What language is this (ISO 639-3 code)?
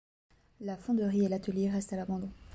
fra